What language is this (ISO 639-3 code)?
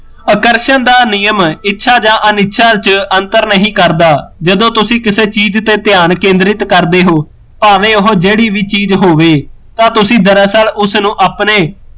pan